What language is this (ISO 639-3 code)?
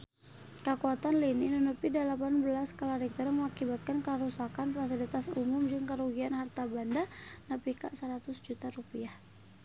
sun